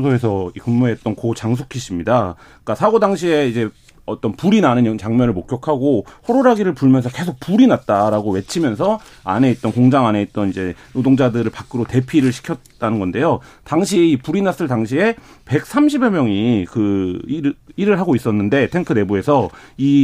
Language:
Korean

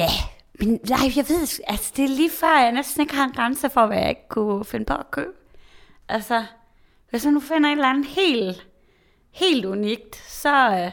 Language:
Danish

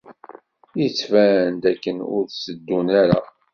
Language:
Kabyle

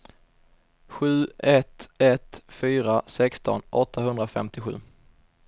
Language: Swedish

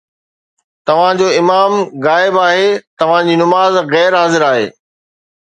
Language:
Sindhi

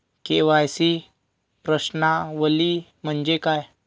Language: Marathi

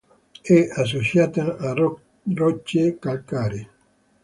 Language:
Italian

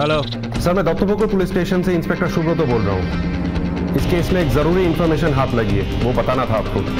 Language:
Hindi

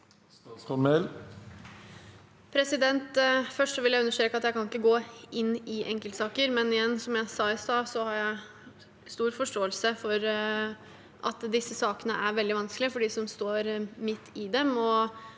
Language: Norwegian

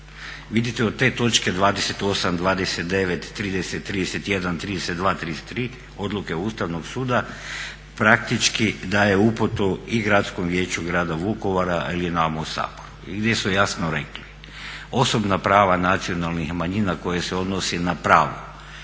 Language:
Croatian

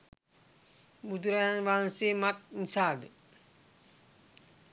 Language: Sinhala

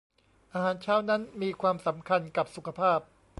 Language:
Thai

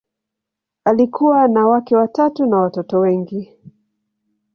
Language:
Swahili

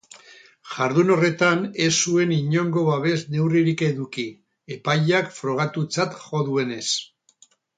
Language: Basque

